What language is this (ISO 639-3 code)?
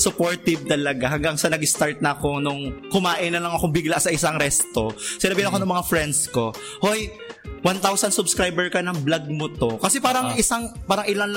fil